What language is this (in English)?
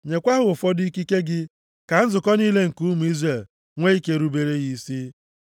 Igbo